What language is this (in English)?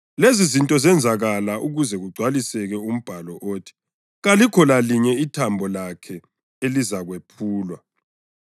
North Ndebele